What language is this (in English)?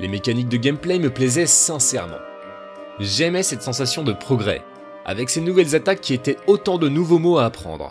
French